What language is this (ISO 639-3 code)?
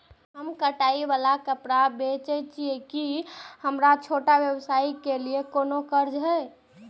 mai